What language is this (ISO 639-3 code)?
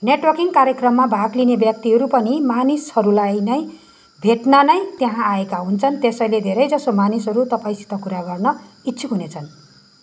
nep